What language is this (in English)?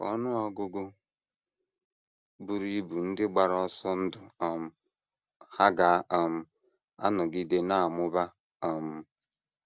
Igbo